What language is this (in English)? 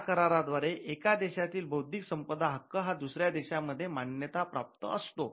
Marathi